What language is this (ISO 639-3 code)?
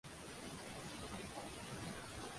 uzb